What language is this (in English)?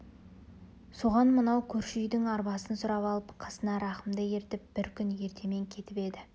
Kazakh